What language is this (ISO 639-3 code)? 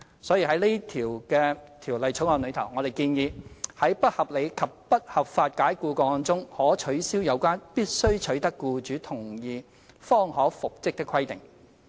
yue